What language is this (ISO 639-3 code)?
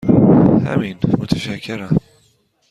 fas